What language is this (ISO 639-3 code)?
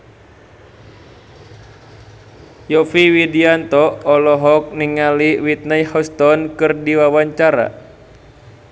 sun